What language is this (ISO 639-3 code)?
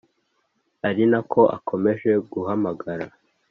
kin